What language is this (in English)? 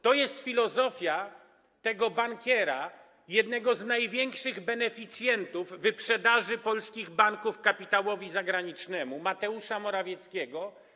Polish